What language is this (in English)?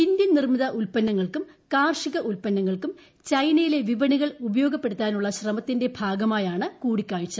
Malayalam